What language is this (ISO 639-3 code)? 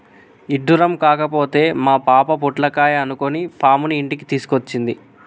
tel